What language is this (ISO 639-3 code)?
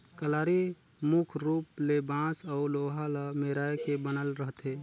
hne